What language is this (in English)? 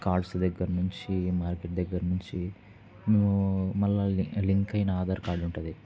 Telugu